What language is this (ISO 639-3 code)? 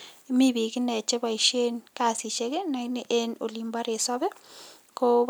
kln